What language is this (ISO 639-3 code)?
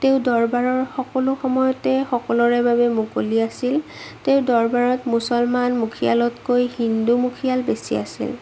asm